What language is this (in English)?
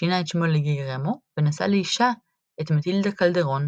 Hebrew